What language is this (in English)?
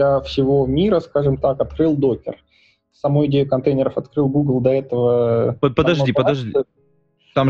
Russian